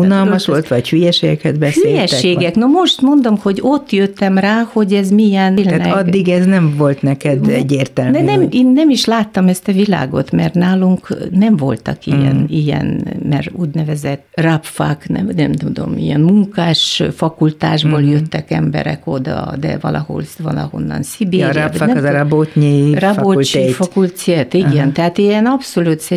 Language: Hungarian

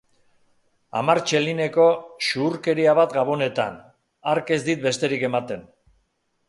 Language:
Basque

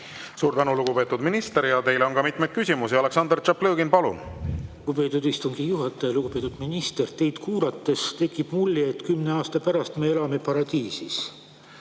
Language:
Estonian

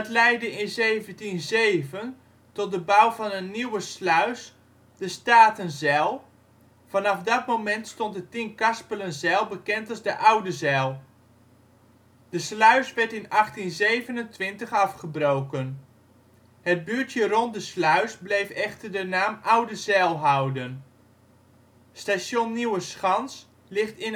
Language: Dutch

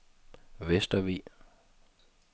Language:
Danish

